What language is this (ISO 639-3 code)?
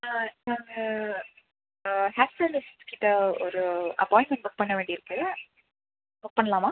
tam